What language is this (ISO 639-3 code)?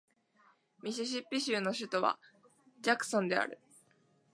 jpn